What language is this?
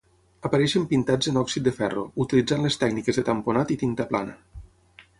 Catalan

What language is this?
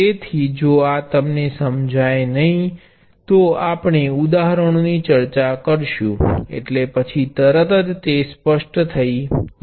Gujarati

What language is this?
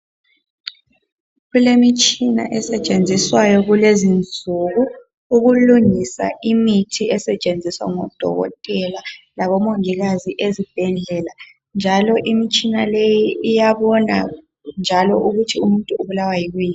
North Ndebele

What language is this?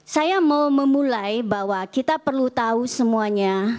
Indonesian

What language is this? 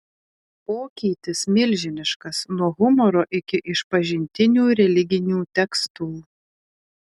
Lithuanian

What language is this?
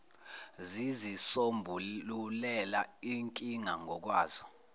Zulu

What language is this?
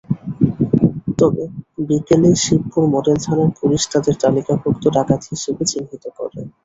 Bangla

